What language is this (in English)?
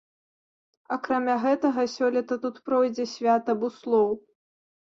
Belarusian